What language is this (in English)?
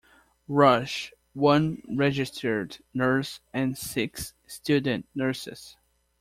English